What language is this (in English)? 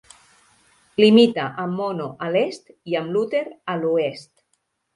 Catalan